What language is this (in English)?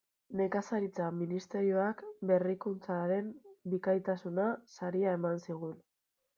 Basque